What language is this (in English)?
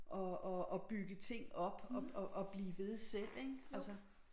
Danish